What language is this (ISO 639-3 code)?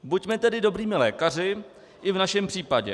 ces